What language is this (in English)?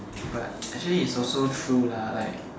English